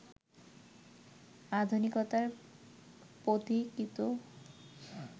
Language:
Bangla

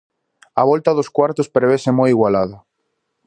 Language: Galician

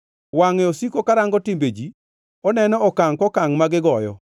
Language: Luo (Kenya and Tanzania)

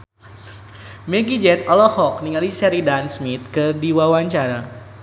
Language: Sundanese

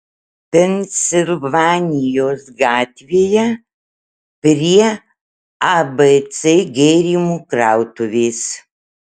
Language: Lithuanian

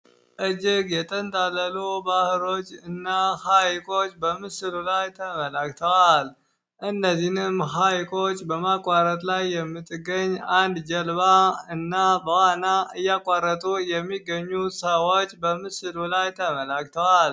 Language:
Amharic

